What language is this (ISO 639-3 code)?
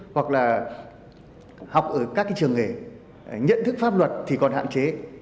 vie